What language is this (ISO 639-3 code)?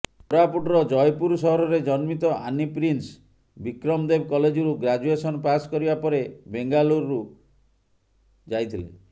ori